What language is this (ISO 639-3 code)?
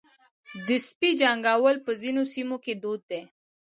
pus